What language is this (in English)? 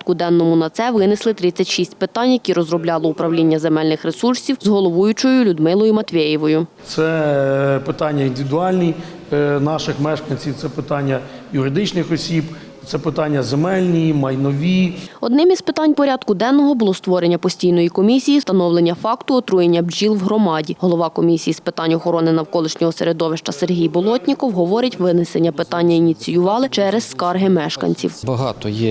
Ukrainian